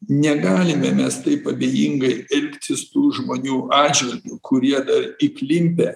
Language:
Lithuanian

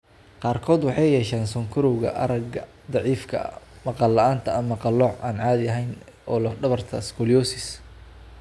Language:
Somali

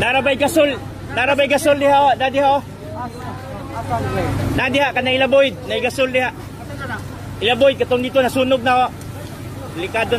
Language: Indonesian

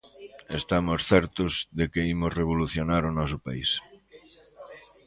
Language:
Galician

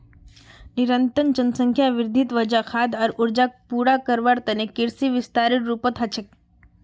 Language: Magahi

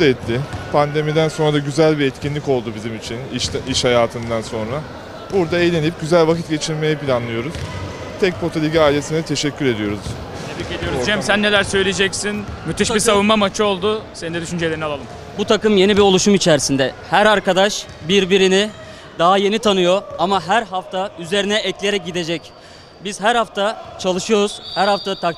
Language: Turkish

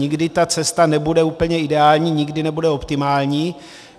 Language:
Czech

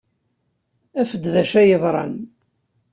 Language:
Kabyle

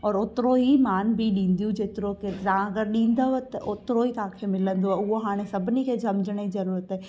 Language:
Sindhi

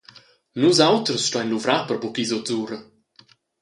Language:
Romansh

